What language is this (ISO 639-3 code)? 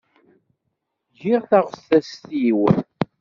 kab